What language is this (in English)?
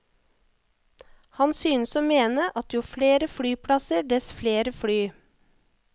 Norwegian